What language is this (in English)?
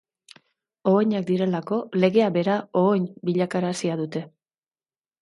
Basque